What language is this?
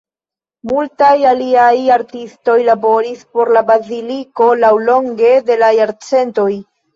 Esperanto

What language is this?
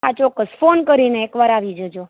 Gujarati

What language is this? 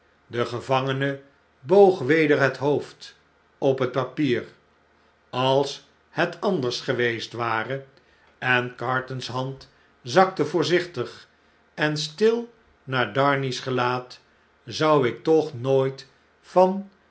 Dutch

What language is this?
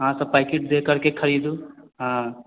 Maithili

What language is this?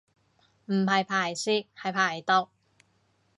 Cantonese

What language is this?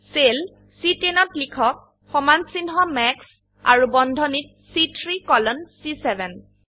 Assamese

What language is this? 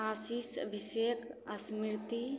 Maithili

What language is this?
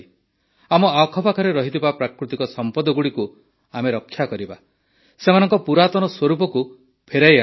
Odia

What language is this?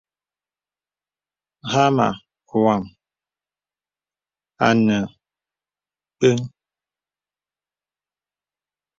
Bebele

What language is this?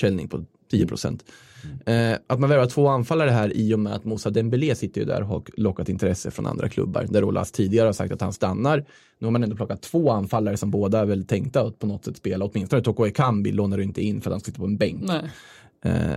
Swedish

